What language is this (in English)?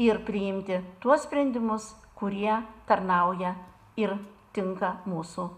Lithuanian